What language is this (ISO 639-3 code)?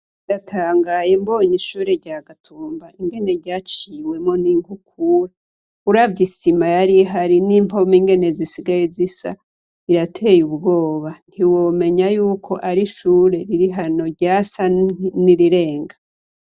run